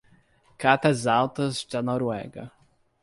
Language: Portuguese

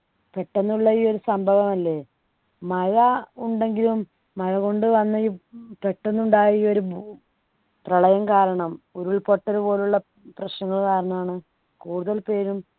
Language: Malayalam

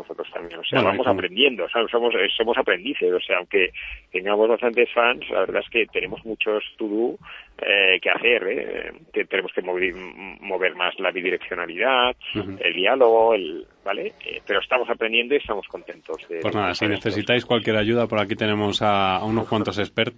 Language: Spanish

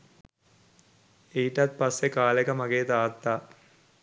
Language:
Sinhala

